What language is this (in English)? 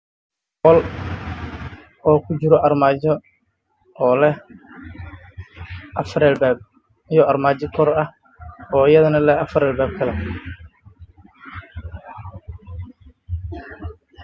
Somali